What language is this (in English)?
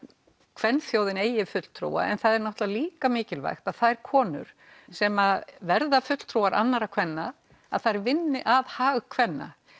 Icelandic